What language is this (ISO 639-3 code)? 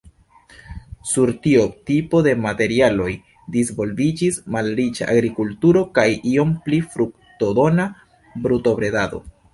epo